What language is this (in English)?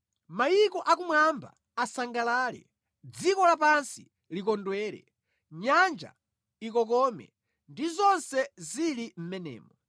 Nyanja